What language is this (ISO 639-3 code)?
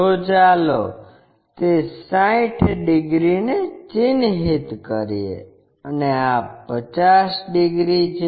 guj